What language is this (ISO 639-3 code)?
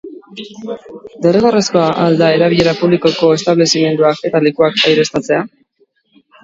eus